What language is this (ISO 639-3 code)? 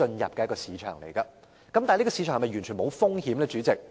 yue